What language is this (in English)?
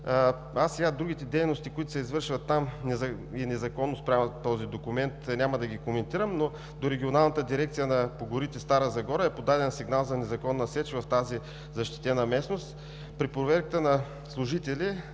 Bulgarian